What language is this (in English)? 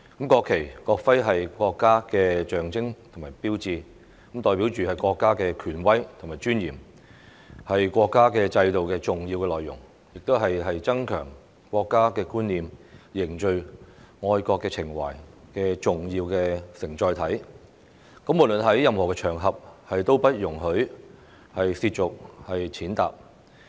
Cantonese